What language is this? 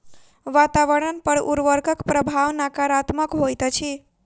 Maithili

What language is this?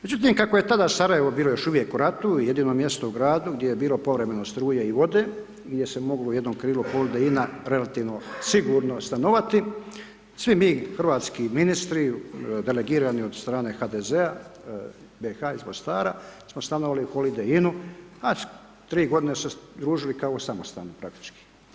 Croatian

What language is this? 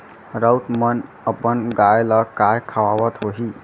Chhattisgarhi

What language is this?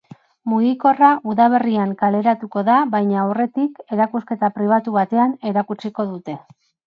Basque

